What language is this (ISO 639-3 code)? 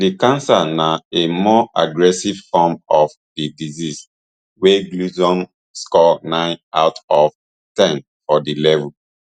pcm